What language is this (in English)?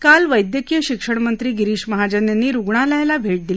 Marathi